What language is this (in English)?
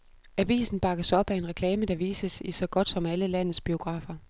Danish